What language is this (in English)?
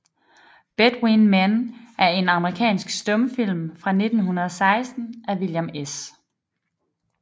Danish